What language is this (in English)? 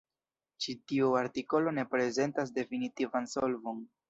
Esperanto